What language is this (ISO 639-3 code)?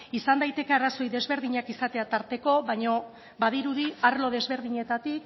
eus